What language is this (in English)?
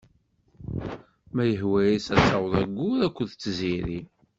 Kabyle